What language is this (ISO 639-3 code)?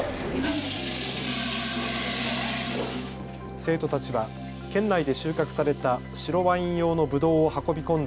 jpn